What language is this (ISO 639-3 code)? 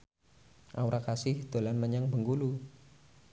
jav